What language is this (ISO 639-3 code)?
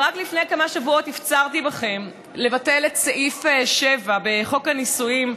heb